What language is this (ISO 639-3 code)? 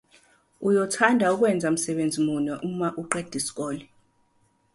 zul